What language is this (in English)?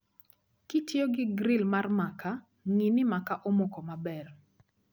Luo (Kenya and Tanzania)